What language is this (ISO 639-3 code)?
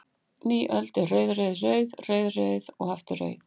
isl